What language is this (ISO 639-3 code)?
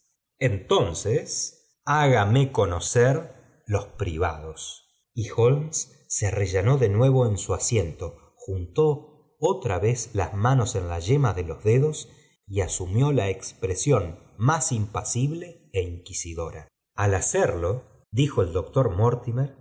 spa